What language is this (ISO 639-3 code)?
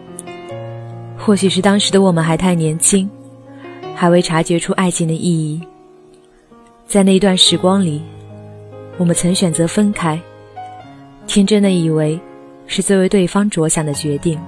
zho